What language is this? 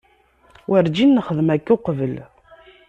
Kabyle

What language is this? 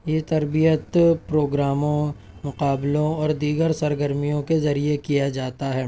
Urdu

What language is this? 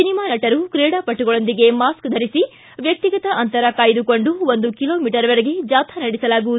Kannada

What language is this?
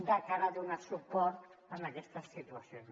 Catalan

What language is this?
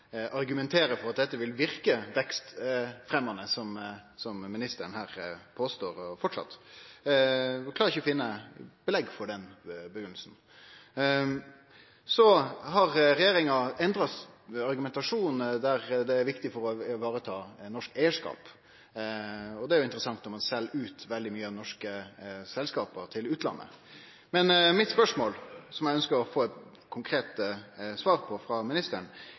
Norwegian Nynorsk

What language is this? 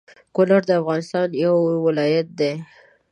Pashto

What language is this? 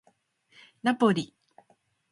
Japanese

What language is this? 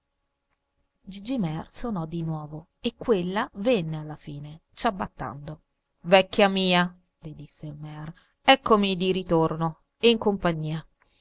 Italian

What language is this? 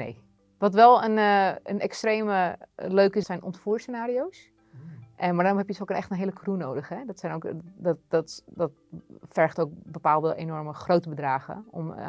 Dutch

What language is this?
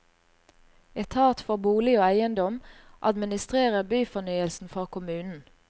Norwegian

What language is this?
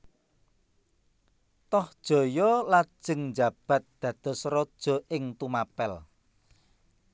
Javanese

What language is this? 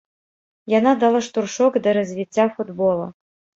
Belarusian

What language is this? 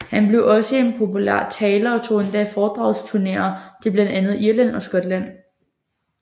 Danish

